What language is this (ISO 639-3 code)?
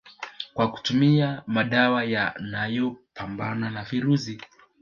swa